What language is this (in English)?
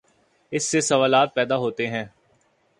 Urdu